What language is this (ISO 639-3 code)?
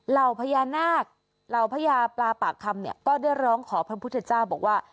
tha